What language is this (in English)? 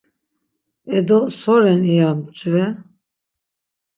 Laz